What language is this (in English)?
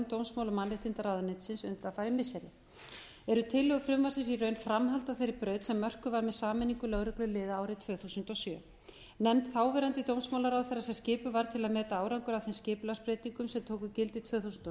Icelandic